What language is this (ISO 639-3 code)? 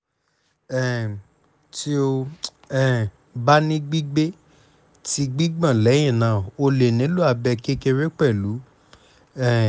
yor